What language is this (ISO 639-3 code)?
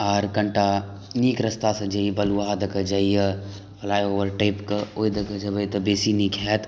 mai